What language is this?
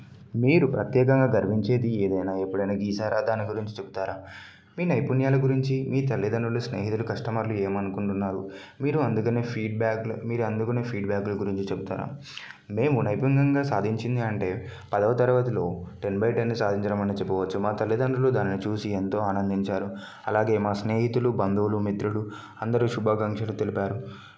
Telugu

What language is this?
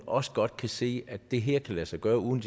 Danish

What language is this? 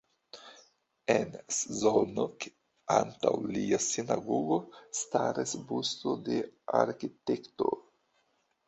Esperanto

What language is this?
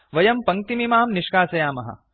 Sanskrit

